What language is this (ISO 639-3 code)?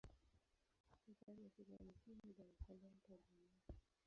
swa